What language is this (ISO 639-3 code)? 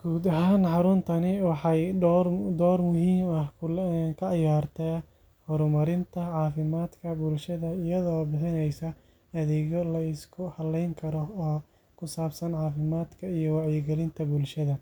som